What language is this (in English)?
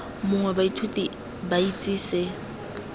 Tswana